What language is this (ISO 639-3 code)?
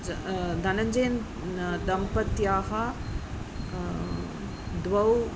san